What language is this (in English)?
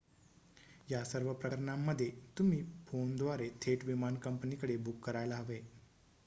Marathi